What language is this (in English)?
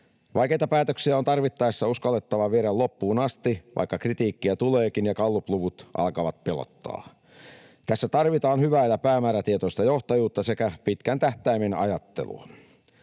Finnish